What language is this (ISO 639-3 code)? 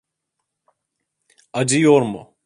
tur